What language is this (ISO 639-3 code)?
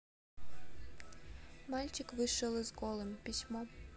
rus